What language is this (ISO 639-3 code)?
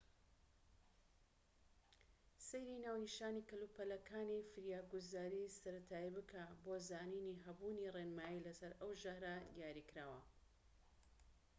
ckb